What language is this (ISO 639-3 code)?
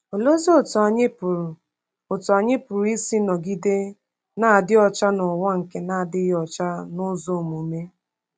ibo